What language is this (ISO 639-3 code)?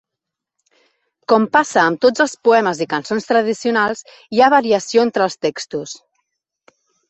cat